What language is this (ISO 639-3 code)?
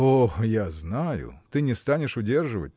rus